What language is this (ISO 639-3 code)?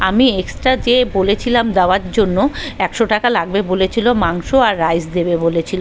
ben